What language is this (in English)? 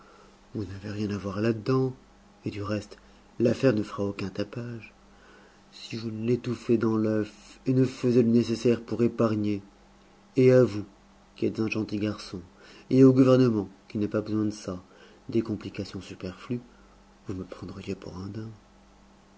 French